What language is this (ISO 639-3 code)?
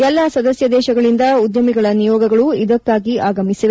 kan